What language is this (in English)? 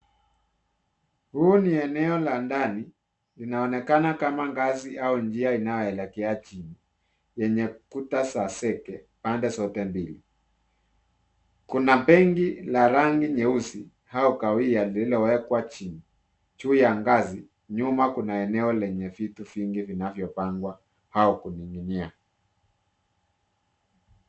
Swahili